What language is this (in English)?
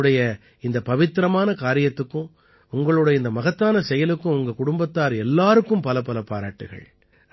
Tamil